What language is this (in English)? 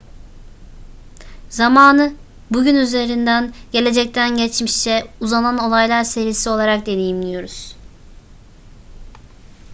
Turkish